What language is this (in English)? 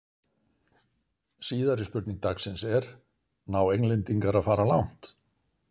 Icelandic